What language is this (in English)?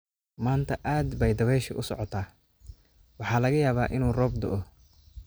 Somali